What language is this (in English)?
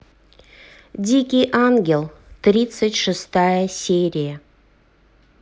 Russian